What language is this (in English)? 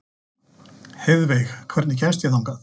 Icelandic